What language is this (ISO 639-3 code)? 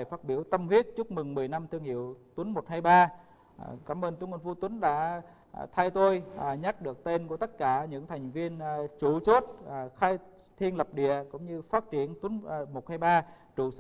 vie